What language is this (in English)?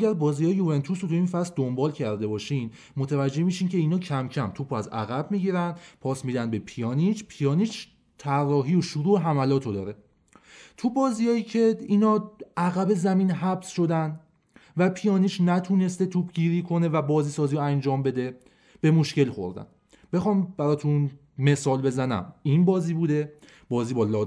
Persian